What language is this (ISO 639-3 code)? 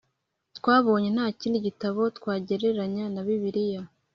kin